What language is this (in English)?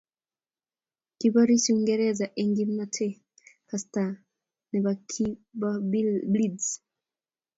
Kalenjin